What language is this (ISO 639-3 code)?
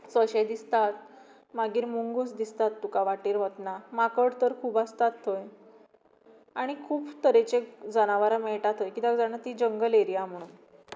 kok